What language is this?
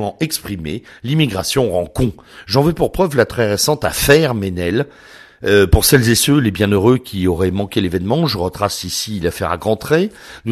French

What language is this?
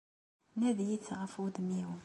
Kabyle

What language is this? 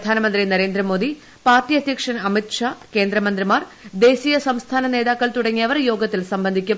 Malayalam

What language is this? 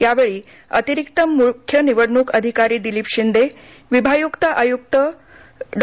Marathi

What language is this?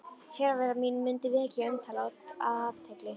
Icelandic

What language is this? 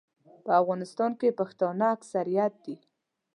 Pashto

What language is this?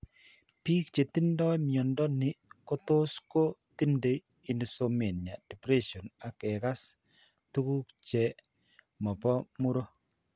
Kalenjin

